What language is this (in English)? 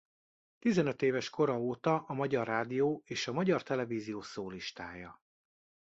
Hungarian